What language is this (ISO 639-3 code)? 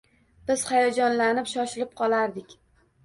uzb